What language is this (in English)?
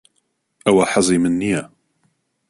Central Kurdish